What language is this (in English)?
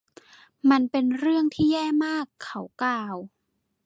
Thai